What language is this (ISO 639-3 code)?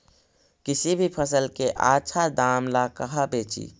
mag